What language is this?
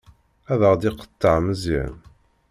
Kabyle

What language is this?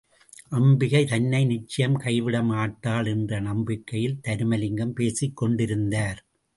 Tamil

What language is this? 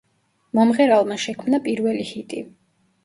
Georgian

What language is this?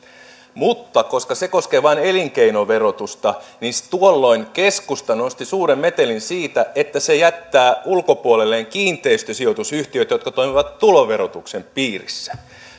Finnish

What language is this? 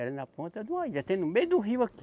Portuguese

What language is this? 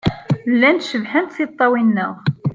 Kabyle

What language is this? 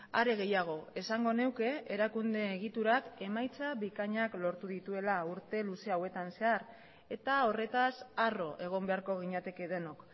Basque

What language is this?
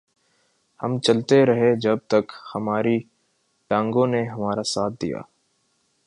Urdu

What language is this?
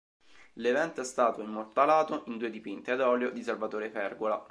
Italian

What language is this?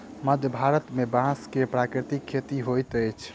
Maithili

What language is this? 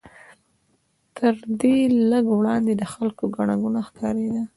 Pashto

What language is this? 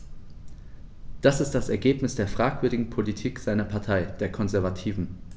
German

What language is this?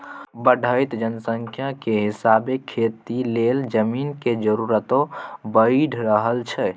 Maithili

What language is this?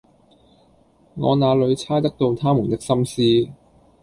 Cantonese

